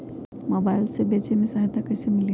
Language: Magahi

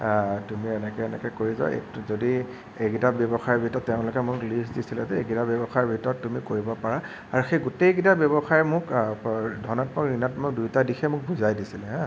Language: Assamese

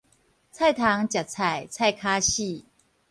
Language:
Min Nan Chinese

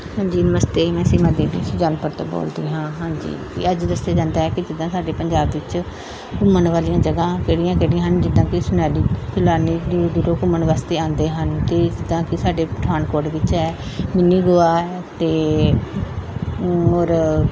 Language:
Punjabi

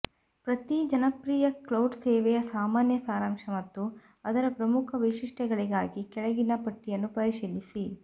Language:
Kannada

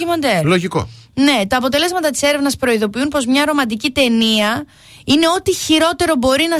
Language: Greek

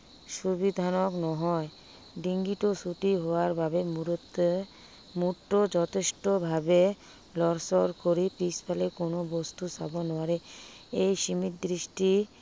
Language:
Assamese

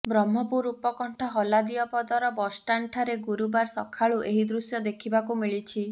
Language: Odia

